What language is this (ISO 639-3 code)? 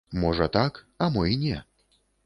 bel